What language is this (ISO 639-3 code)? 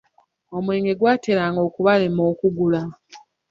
lug